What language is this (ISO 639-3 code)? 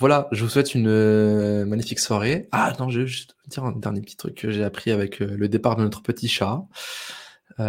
fra